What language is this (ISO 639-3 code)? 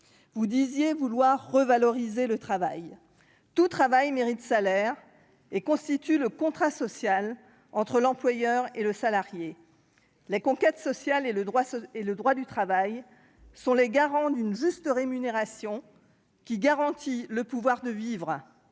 fra